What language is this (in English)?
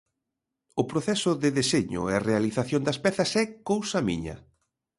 Galician